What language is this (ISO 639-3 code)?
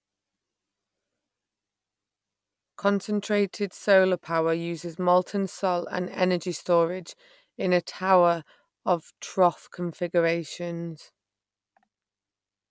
eng